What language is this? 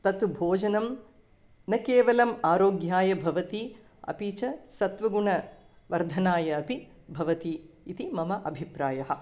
Sanskrit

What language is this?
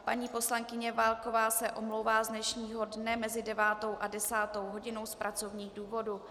Czech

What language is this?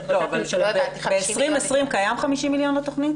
Hebrew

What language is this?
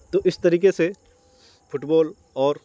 Urdu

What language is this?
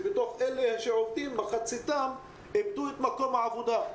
Hebrew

